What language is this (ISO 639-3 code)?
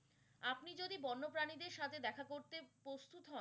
ben